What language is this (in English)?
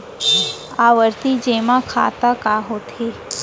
Chhattisgarhi